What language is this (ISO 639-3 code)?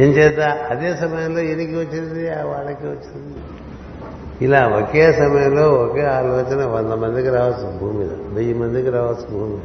tel